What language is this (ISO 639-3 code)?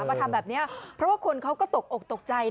tha